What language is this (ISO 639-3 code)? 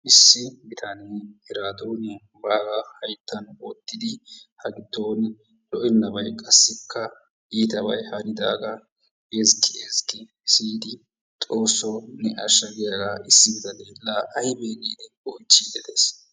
wal